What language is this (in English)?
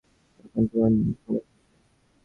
Bangla